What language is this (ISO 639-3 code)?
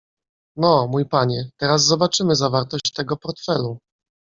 pol